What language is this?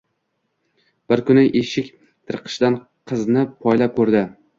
Uzbek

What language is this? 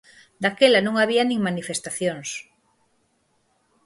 Galician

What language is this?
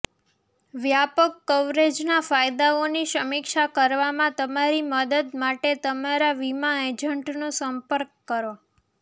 Gujarati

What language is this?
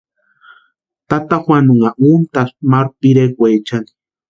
Western Highland Purepecha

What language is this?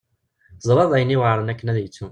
Kabyle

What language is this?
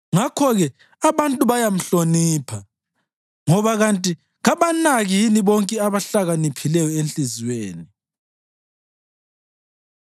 North Ndebele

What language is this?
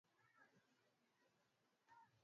Swahili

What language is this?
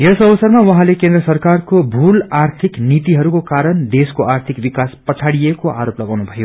Nepali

